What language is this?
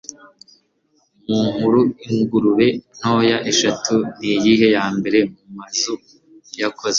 Kinyarwanda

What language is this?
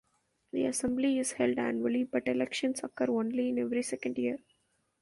English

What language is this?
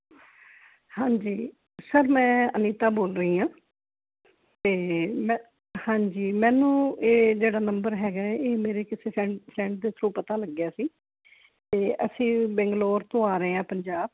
Punjabi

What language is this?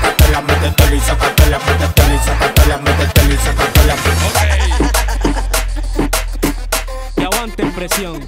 Thai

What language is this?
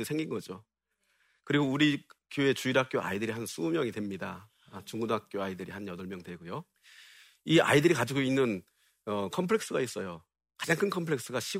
Korean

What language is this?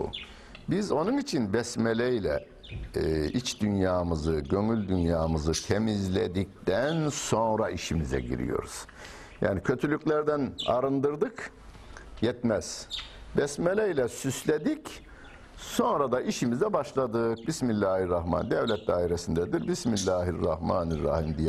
Turkish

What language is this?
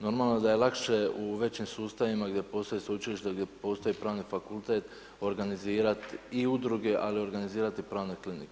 Croatian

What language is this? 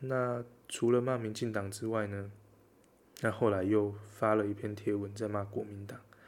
Chinese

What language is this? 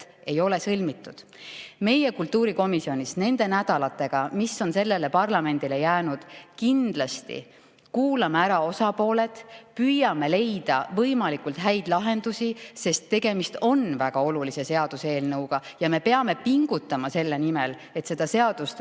Estonian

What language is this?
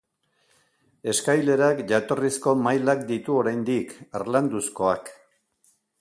Basque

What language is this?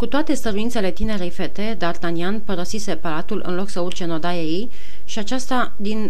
Romanian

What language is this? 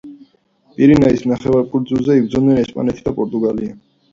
Georgian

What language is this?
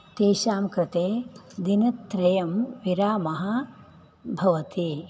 Sanskrit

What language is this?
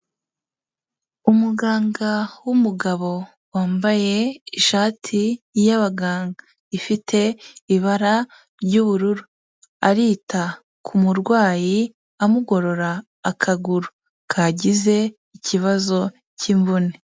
Kinyarwanda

